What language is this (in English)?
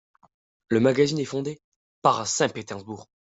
French